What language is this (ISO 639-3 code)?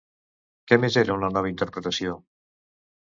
cat